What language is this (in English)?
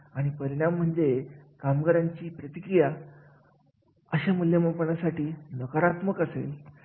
Marathi